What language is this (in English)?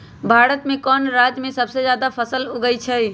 Magahi